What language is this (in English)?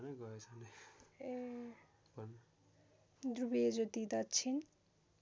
Nepali